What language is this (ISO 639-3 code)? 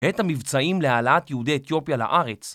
heb